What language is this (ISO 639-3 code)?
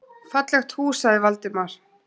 isl